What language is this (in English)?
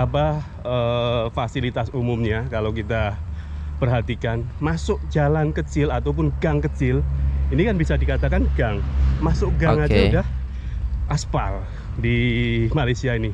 Indonesian